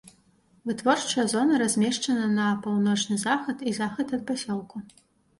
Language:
Belarusian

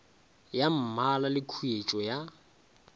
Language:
Northern Sotho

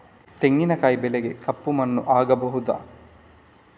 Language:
Kannada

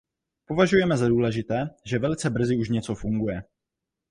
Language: Czech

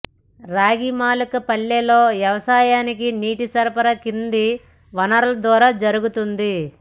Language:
Telugu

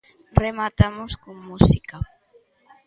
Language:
Galician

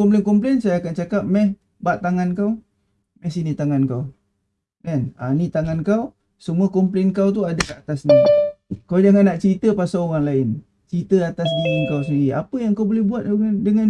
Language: Malay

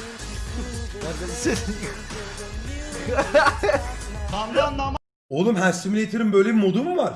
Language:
Turkish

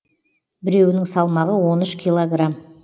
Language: Kazakh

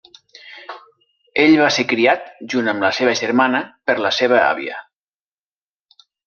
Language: Catalan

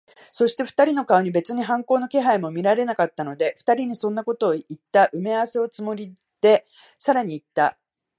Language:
Japanese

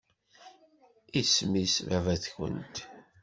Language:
Kabyle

